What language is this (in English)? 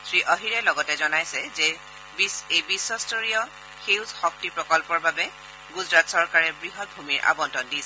Assamese